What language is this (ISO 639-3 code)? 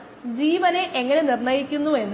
mal